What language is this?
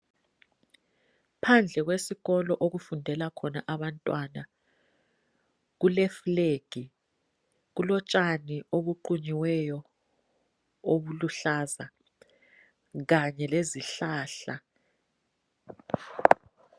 North Ndebele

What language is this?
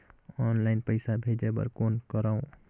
Chhattisgarhi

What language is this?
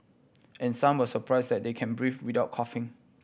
English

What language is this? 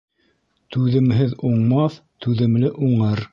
Bashkir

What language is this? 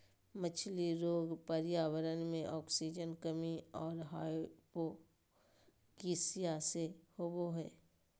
Magahi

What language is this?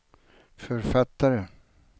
Swedish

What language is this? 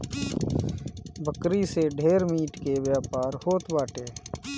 Bhojpuri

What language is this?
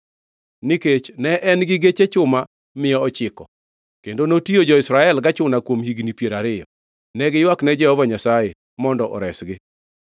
Luo (Kenya and Tanzania)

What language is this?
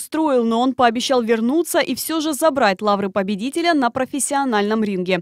Russian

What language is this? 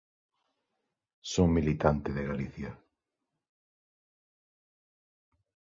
Galician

